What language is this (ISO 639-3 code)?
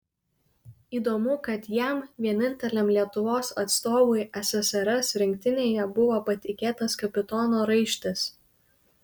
lit